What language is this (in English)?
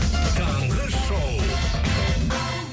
Kazakh